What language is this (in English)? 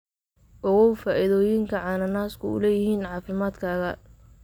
Somali